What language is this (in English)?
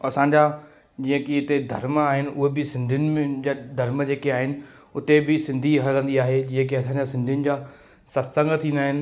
Sindhi